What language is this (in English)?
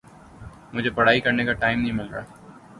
Urdu